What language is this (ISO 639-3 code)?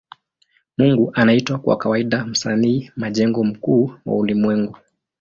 swa